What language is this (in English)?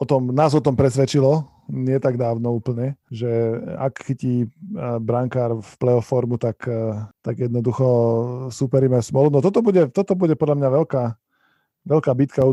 Slovak